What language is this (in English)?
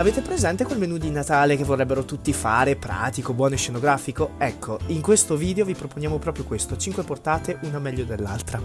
Italian